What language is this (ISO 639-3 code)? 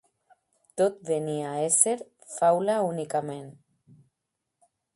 cat